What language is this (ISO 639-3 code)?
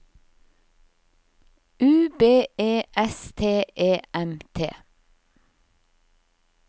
nor